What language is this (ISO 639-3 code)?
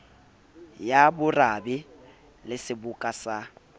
sot